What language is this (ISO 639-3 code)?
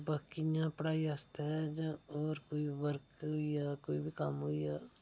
doi